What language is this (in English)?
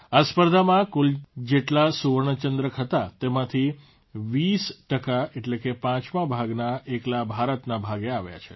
Gujarati